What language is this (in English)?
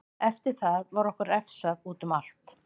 Icelandic